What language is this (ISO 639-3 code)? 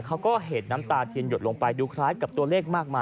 tha